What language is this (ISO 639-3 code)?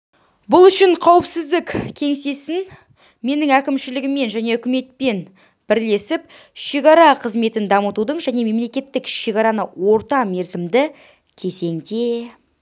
kaz